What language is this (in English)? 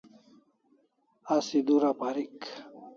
Kalasha